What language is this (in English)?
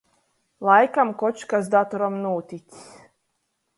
Latgalian